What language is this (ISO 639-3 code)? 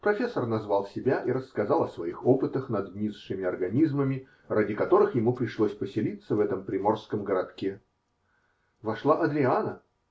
rus